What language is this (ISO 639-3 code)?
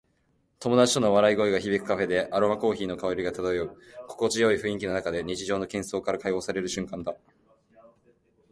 jpn